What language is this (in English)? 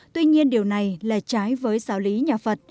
Vietnamese